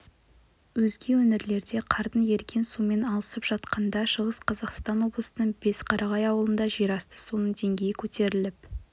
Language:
Kazakh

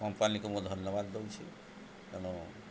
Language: Odia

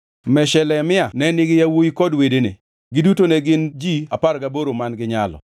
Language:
Luo (Kenya and Tanzania)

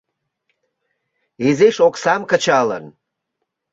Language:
Mari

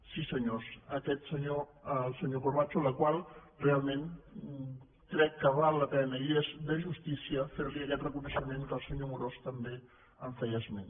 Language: Catalan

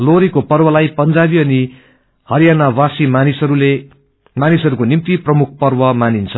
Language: Nepali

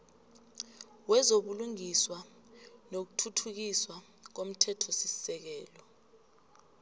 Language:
South Ndebele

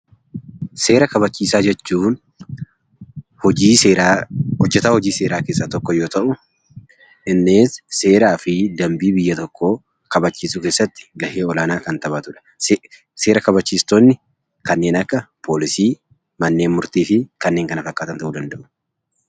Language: Oromo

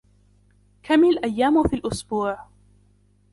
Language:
Arabic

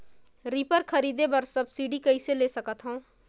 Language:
Chhattisgarhi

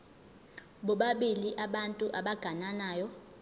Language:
Zulu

